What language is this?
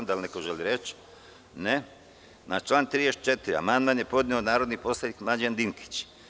Serbian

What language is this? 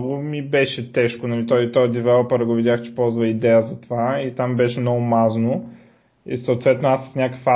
Bulgarian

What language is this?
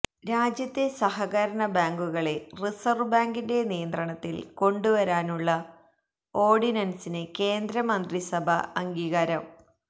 Malayalam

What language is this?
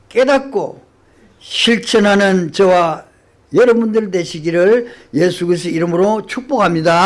Korean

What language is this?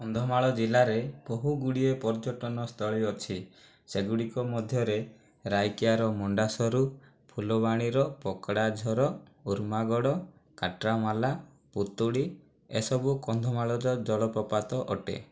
Odia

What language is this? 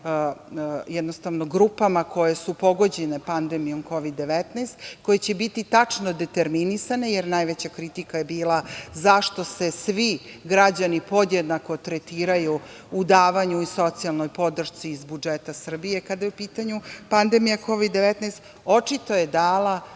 Serbian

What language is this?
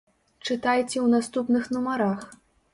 Belarusian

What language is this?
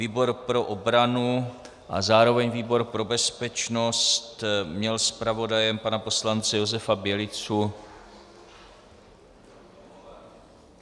Czech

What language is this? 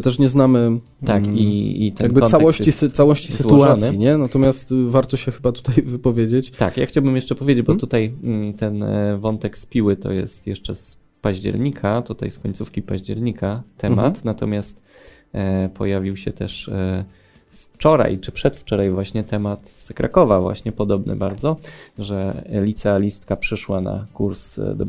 Polish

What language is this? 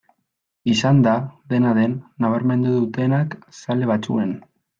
Basque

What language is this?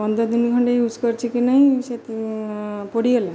Odia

